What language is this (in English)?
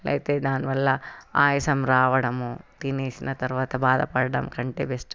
Telugu